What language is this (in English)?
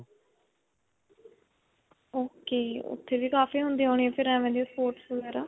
Punjabi